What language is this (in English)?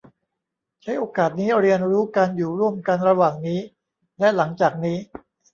Thai